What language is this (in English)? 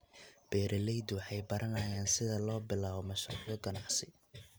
Somali